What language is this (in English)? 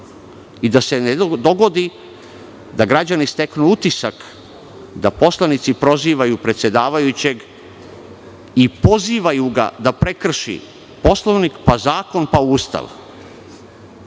Serbian